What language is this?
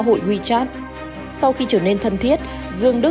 Vietnamese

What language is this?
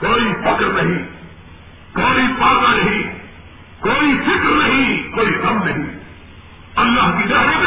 Urdu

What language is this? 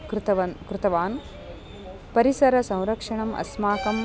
Sanskrit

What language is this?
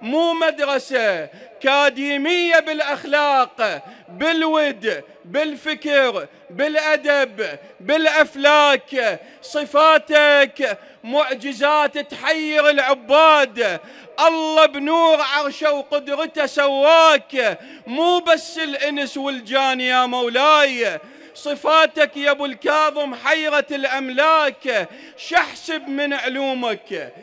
Arabic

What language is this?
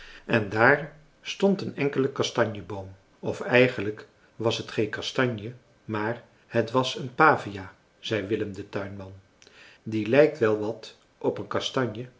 Dutch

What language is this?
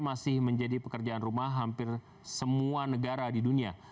Indonesian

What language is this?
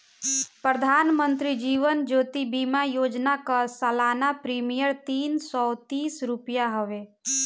Bhojpuri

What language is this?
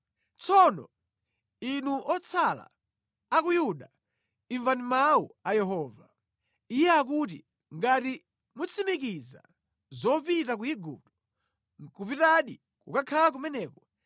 Nyanja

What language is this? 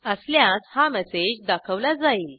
Marathi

